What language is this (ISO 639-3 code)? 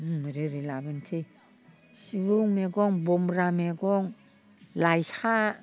brx